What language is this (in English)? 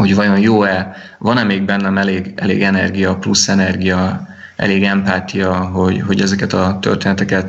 Hungarian